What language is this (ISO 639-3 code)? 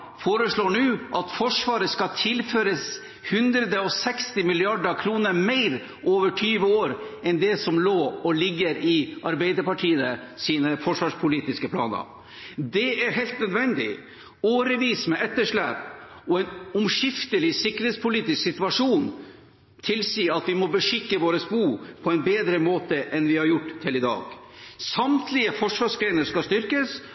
nob